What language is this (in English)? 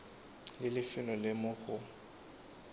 Tswana